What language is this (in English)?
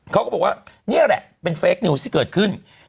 Thai